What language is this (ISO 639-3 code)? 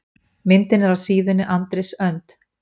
isl